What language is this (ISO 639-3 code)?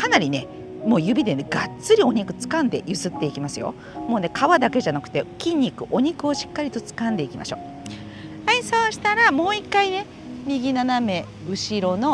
jpn